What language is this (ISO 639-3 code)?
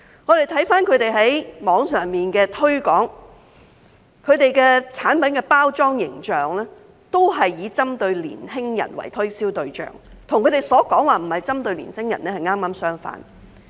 yue